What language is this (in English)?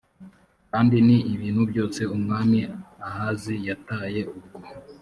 Kinyarwanda